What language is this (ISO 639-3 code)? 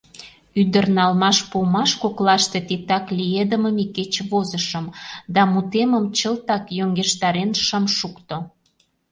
chm